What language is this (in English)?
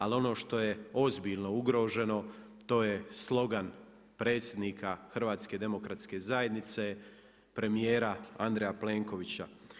Croatian